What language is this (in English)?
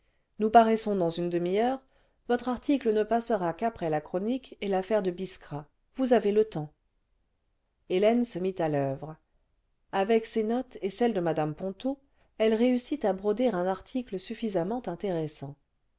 French